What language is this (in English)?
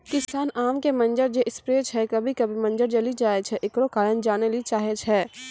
Maithili